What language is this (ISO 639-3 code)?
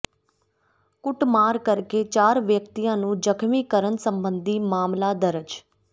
pan